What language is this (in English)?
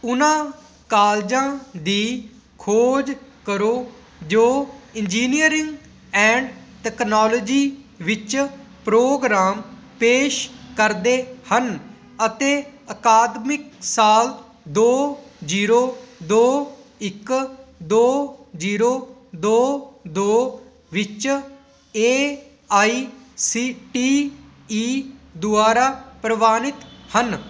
Punjabi